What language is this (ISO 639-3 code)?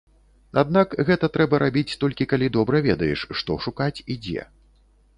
bel